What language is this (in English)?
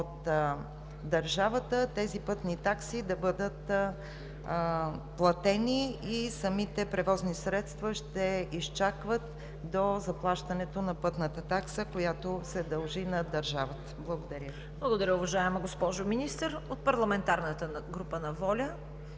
Bulgarian